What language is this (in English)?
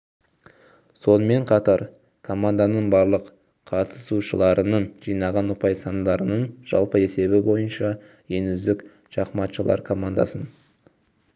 Kazakh